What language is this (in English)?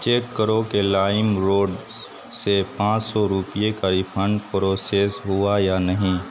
Urdu